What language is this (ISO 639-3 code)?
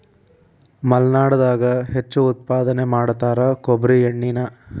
kan